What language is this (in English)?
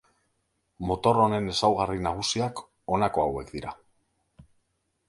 Basque